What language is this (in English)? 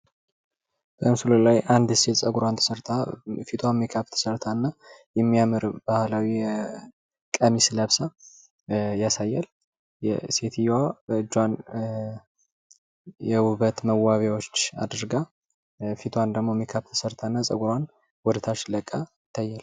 Amharic